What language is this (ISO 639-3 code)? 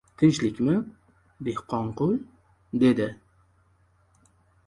uzb